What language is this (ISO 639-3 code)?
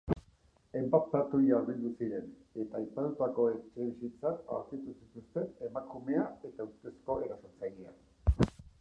eus